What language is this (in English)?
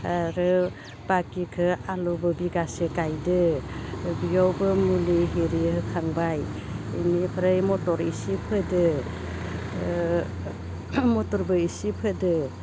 Bodo